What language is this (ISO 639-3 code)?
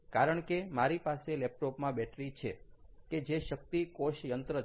guj